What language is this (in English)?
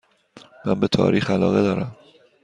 Persian